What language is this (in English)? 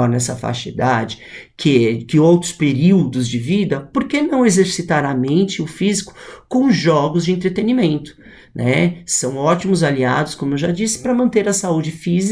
Portuguese